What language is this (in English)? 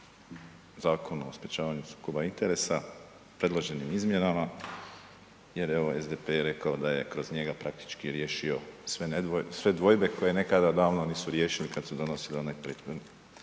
Croatian